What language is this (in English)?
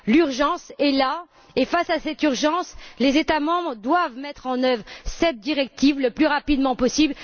French